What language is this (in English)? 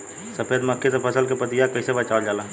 Bhojpuri